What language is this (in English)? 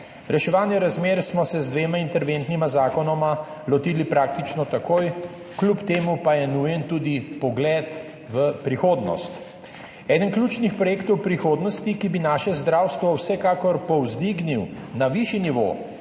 Slovenian